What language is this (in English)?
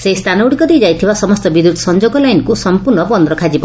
Odia